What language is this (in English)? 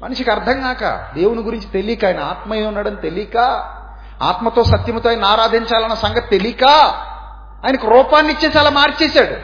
Telugu